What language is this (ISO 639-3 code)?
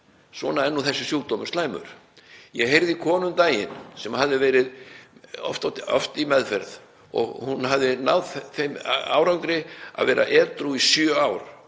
isl